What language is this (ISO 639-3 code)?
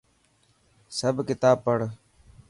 mki